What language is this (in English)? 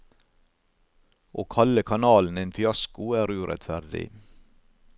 Norwegian